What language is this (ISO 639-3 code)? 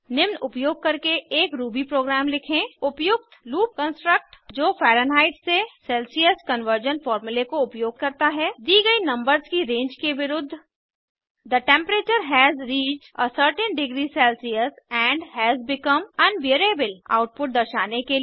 hin